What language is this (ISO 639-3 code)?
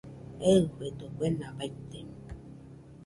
hux